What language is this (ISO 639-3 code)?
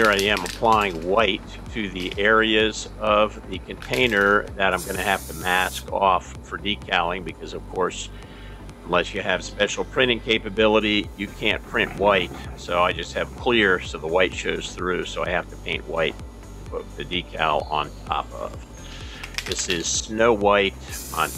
eng